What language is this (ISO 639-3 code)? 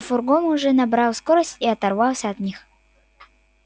rus